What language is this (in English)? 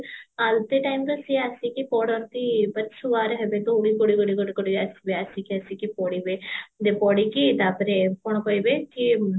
Odia